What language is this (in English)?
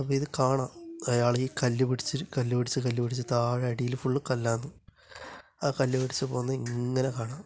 Malayalam